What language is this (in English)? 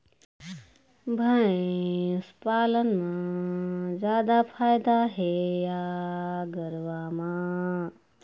Chhattisgarhi